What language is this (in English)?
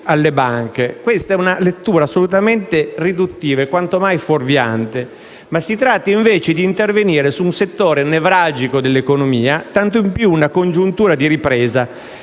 Italian